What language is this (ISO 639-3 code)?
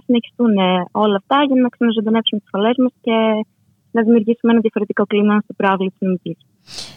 ell